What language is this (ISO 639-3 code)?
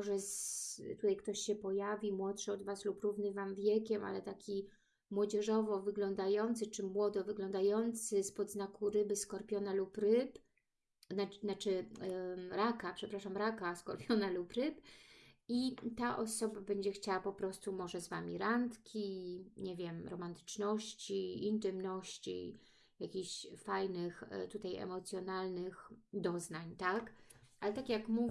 pol